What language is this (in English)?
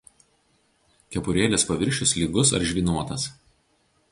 Lithuanian